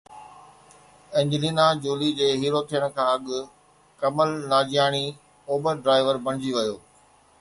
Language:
Sindhi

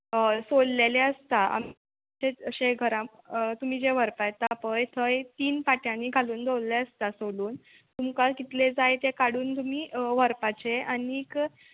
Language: Konkani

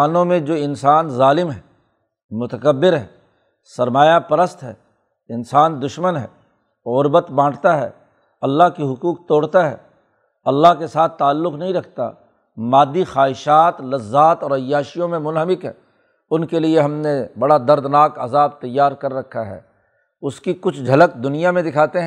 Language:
Urdu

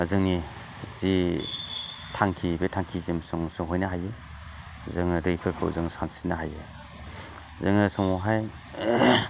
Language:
Bodo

